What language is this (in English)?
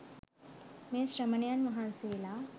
Sinhala